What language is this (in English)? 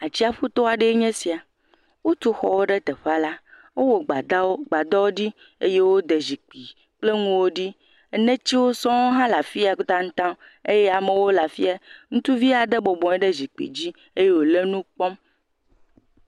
Ewe